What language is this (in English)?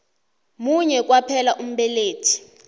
South Ndebele